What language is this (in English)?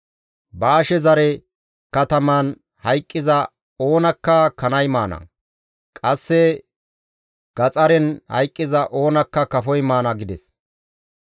Gamo